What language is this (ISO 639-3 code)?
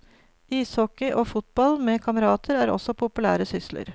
nor